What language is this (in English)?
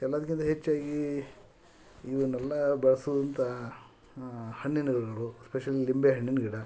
Kannada